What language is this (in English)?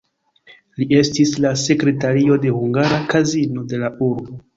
Esperanto